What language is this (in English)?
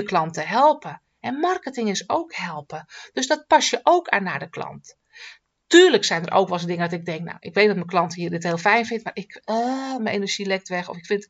Dutch